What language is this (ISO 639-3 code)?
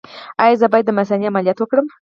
pus